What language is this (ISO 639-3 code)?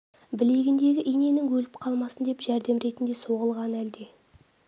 kaz